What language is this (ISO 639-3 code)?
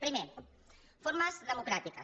cat